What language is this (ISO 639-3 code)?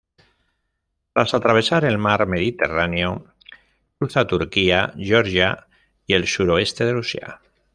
spa